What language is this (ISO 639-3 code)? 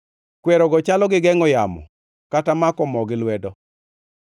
luo